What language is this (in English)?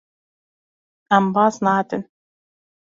Kurdish